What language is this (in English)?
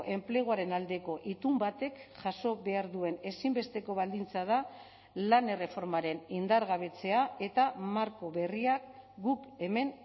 Basque